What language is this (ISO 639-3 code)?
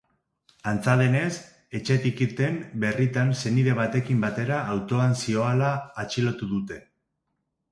eus